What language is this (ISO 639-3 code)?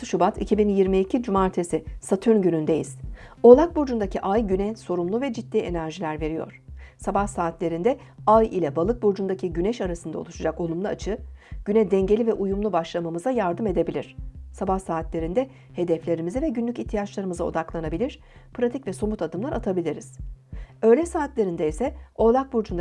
tur